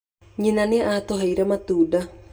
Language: Kikuyu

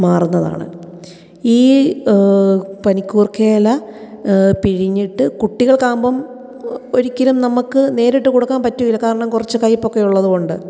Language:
Malayalam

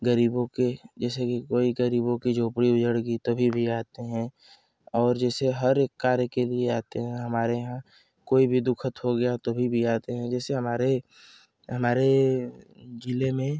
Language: Hindi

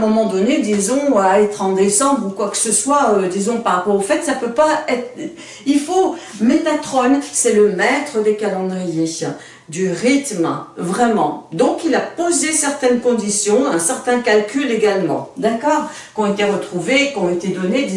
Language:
French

